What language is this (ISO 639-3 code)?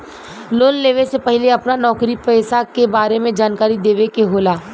bho